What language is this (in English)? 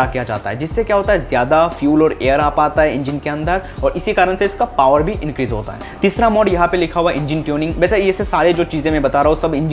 Hindi